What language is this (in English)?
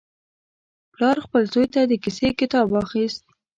Pashto